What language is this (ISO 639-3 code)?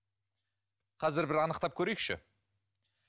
kaz